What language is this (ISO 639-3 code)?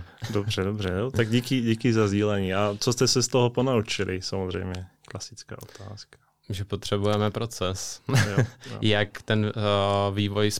ces